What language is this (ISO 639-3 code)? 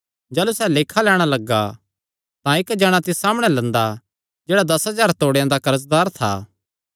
xnr